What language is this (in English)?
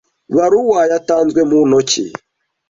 Kinyarwanda